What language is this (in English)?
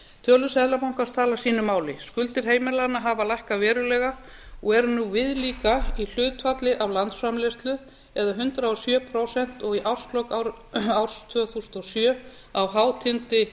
Icelandic